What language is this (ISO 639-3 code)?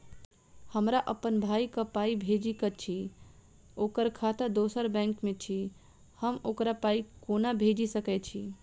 mai